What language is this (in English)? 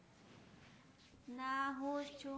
Gujarati